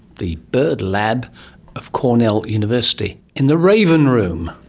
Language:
English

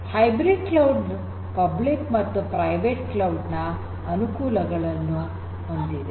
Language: Kannada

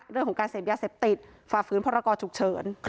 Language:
Thai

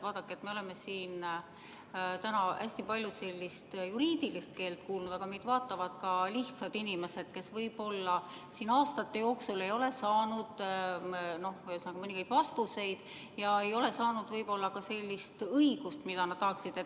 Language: Estonian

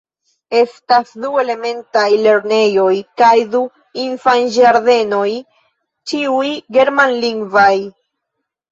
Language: Esperanto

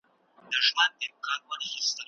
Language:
Pashto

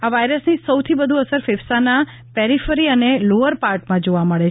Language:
Gujarati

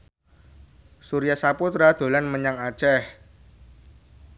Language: Javanese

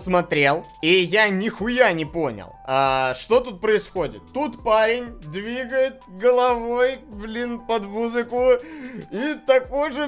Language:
Russian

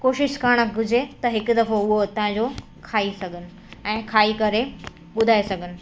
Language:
Sindhi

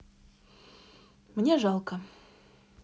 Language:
Russian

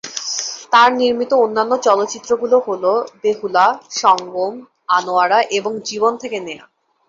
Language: Bangla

